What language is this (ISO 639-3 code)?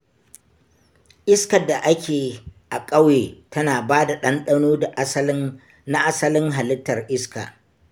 hau